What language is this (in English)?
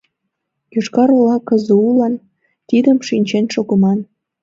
Mari